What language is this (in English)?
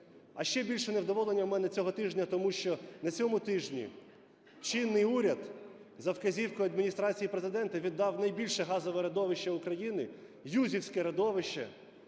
Ukrainian